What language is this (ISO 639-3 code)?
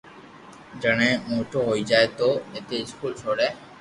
lrk